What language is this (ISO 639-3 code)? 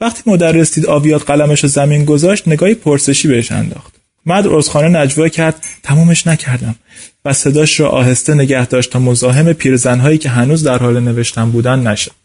fas